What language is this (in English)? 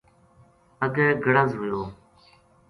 Gujari